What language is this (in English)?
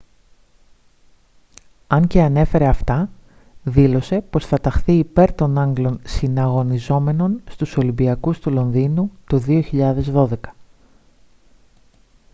Greek